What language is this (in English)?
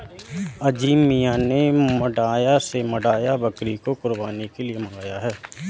Hindi